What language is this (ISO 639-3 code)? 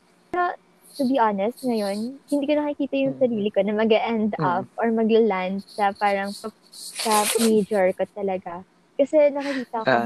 fil